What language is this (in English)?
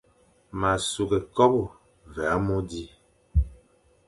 Fang